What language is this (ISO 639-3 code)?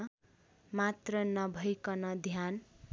nep